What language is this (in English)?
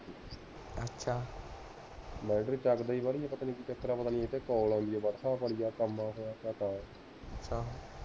Punjabi